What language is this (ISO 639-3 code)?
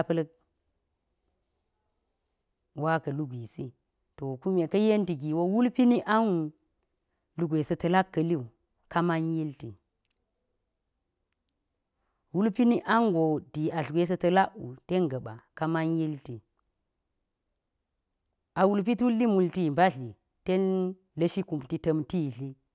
gyz